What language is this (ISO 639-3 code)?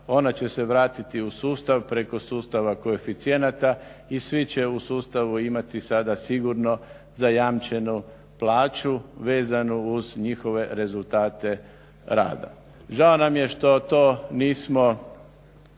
hrv